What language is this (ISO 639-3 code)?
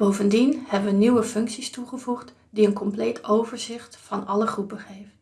nld